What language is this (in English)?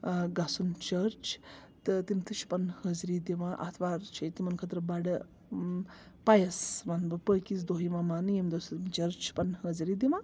Kashmiri